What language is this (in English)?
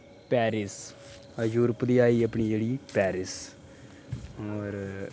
Dogri